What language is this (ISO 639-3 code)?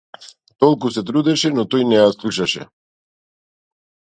mkd